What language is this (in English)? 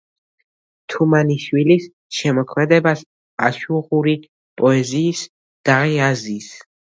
Georgian